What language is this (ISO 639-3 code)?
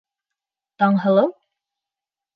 bak